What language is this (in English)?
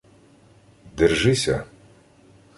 Ukrainian